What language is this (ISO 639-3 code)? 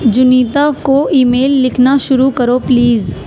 urd